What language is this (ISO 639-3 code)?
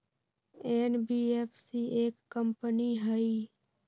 mag